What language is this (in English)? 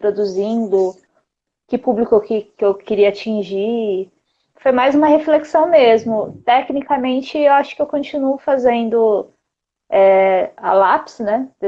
Portuguese